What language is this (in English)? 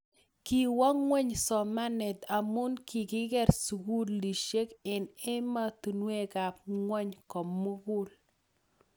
Kalenjin